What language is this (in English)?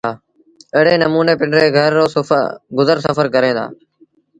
Sindhi Bhil